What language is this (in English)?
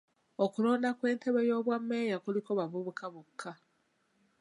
Ganda